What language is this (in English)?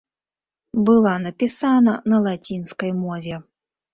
Belarusian